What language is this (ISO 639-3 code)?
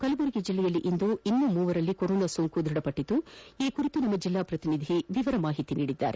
kan